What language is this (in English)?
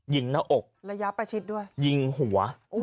Thai